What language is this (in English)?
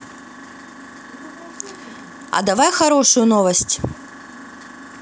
Russian